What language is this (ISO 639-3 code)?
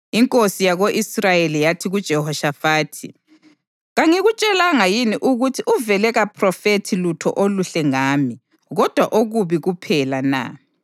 nde